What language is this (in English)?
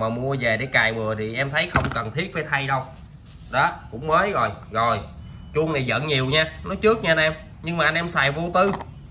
Vietnamese